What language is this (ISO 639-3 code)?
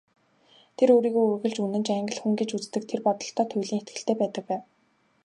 mon